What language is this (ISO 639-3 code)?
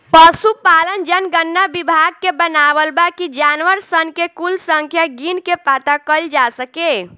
bho